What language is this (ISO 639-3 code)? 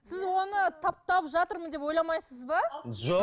kaz